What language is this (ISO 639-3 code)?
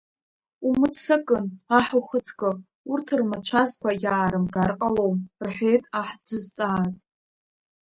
abk